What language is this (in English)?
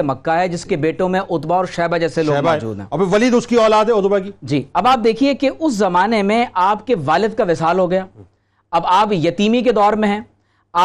Urdu